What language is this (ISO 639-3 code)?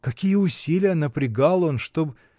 rus